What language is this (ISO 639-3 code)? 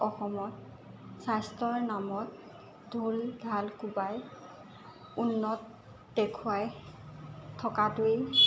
asm